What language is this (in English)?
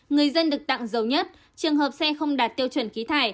Vietnamese